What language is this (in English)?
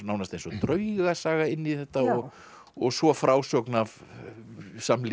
Icelandic